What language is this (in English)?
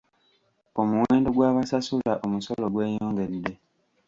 Ganda